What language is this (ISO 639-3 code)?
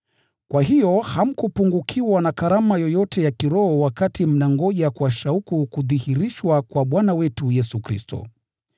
swa